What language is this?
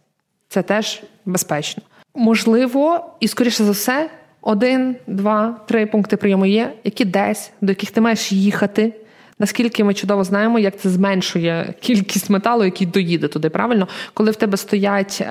Ukrainian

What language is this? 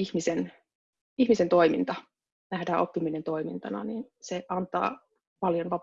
Finnish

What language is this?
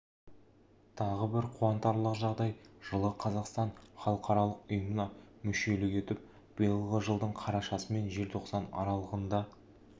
Kazakh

